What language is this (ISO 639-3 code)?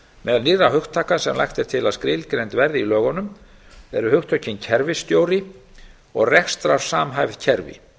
isl